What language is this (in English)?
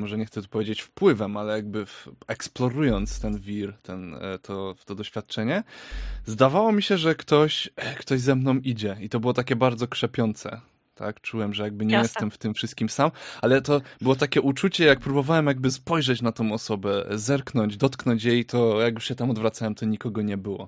Polish